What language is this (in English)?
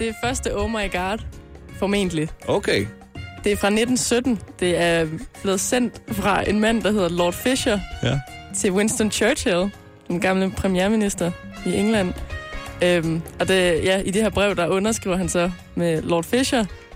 Danish